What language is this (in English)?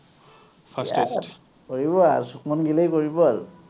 Assamese